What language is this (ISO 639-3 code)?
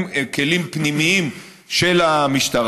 heb